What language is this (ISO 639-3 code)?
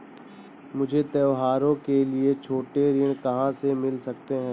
hin